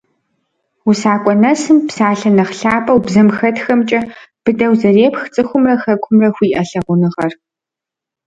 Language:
Kabardian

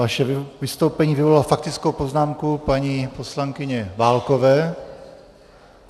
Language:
Czech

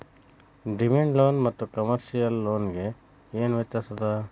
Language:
Kannada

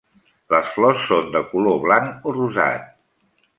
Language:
Catalan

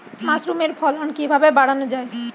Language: Bangla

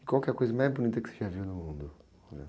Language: Portuguese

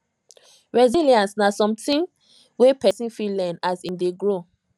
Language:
Nigerian Pidgin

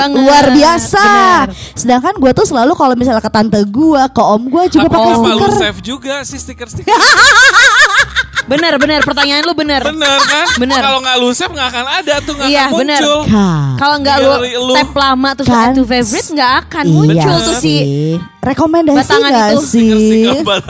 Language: Indonesian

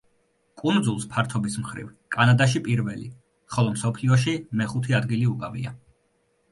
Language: Georgian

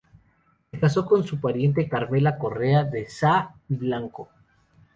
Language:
Spanish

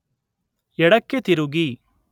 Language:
Kannada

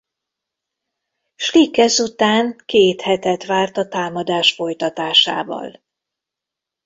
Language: Hungarian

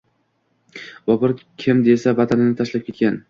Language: Uzbek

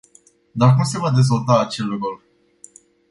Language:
Romanian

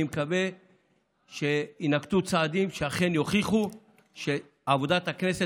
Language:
Hebrew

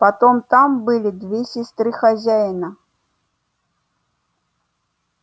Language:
Russian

